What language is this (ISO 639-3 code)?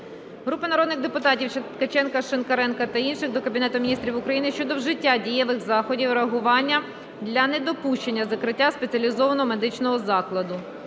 ukr